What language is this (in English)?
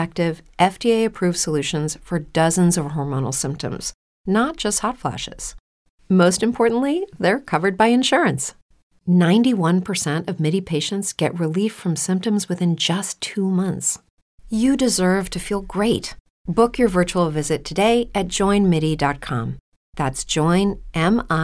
Italian